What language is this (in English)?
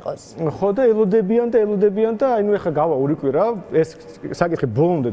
Romanian